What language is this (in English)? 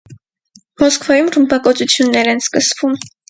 Armenian